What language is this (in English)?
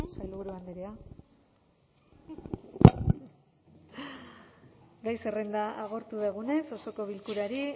Basque